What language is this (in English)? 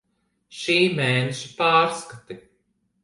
Latvian